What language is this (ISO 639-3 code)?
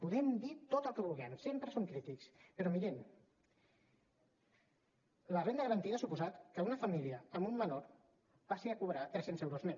cat